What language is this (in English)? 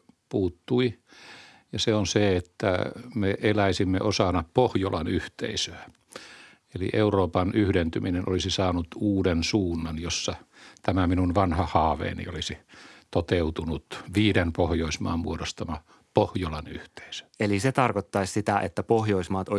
Finnish